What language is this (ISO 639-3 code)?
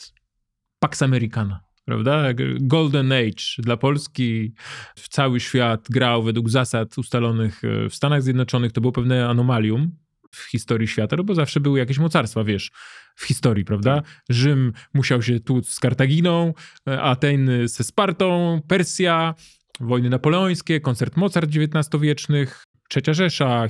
pol